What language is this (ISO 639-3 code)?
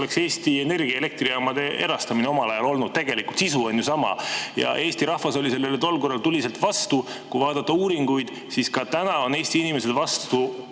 est